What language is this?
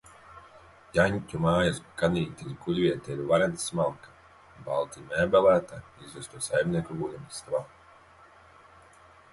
Latvian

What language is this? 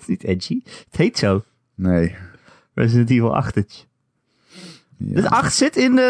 Dutch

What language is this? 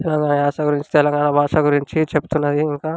Telugu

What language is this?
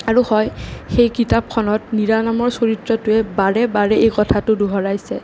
Assamese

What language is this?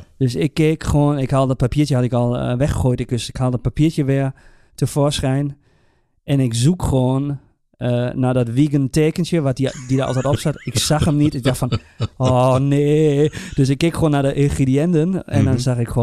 Dutch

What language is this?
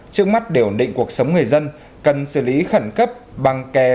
Vietnamese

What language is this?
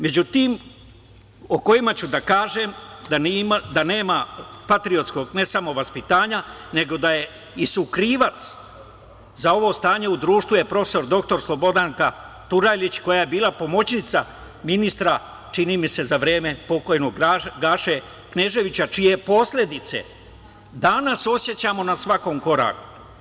Serbian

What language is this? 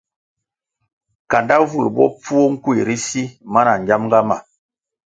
Kwasio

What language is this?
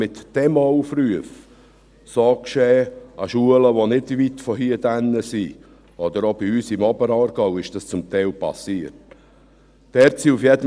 Swiss German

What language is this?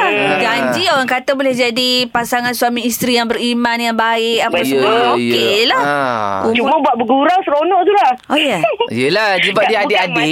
Malay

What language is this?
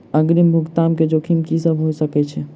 Maithili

